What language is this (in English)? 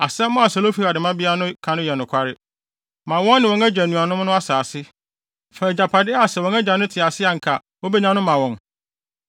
Akan